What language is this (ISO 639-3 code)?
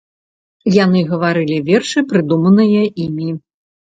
bel